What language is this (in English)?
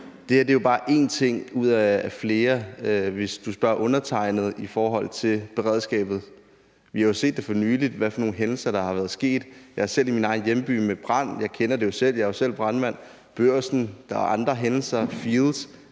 Danish